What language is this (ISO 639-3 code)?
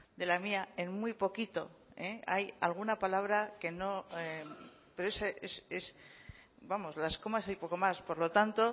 spa